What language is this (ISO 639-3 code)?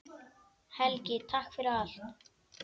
isl